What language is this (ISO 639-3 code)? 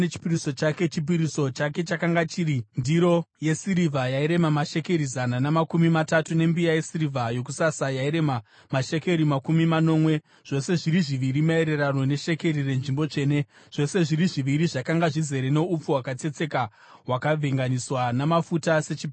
sna